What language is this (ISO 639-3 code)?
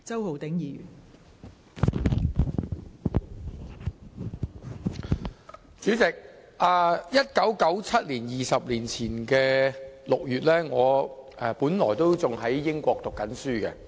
yue